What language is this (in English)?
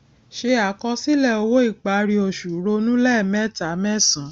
Yoruba